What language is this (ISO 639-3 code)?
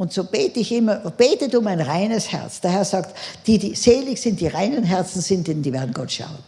deu